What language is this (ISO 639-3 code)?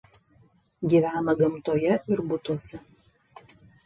lit